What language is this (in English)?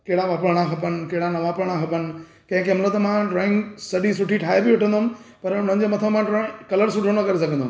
Sindhi